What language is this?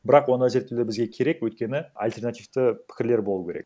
Kazakh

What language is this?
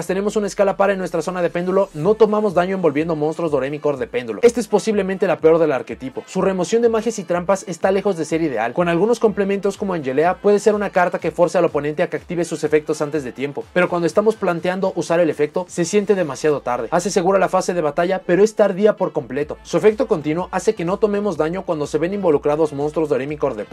Spanish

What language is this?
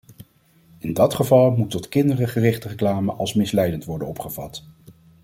Dutch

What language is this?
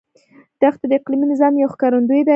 Pashto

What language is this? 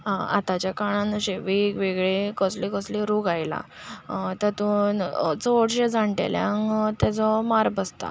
Konkani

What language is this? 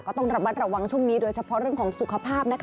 Thai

